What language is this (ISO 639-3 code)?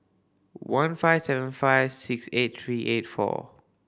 eng